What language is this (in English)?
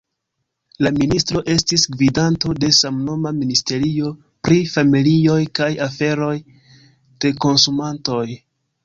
Esperanto